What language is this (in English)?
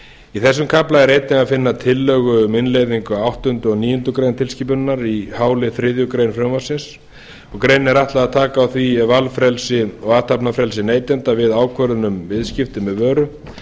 Icelandic